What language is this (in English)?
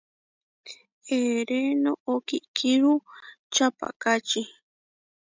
Huarijio